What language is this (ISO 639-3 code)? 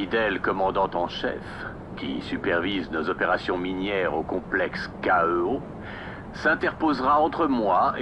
fra